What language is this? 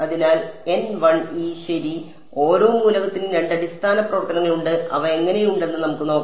Malayalam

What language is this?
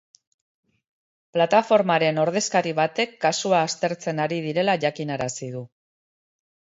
Basque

